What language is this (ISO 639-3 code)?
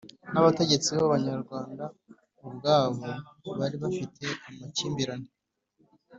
kin